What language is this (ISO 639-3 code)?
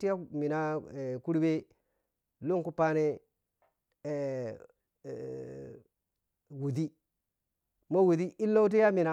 piy